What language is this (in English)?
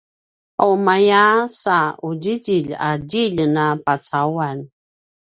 Paiwan